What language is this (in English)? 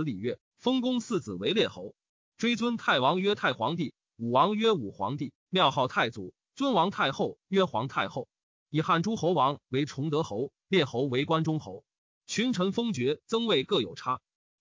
Chinese